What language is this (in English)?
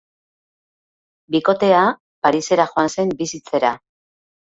Basque